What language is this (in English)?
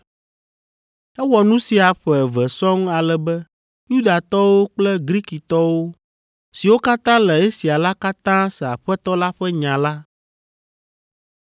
Ewe